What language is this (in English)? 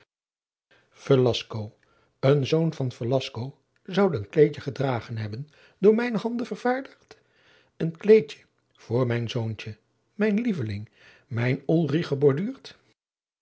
Dutch